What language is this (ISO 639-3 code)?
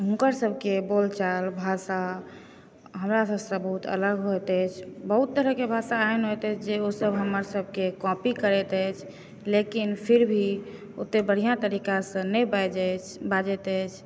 mai